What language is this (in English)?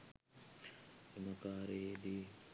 Sinhala